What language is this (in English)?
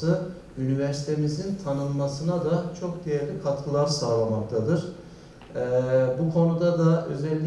Turkish